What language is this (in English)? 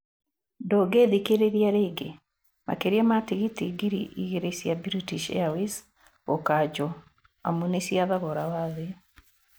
Kikuyu